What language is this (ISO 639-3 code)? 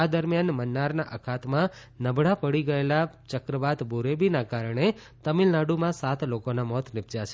guj